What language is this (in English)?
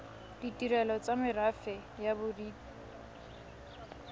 Tswana